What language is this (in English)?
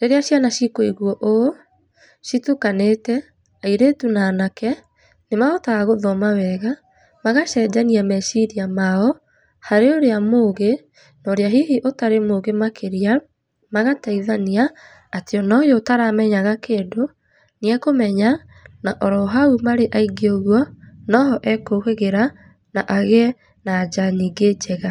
Kikuyu